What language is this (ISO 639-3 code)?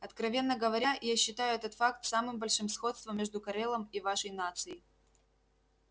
rus